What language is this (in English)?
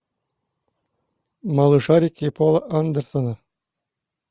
Russian